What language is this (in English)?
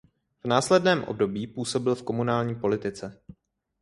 Czech